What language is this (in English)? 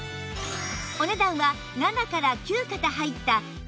Japanese